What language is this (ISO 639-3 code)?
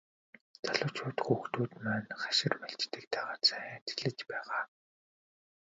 mon